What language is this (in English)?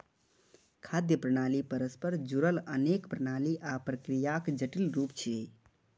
Maithili